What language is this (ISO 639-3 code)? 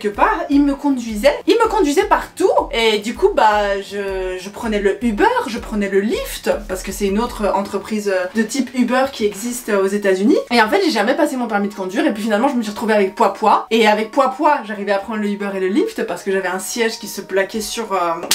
fra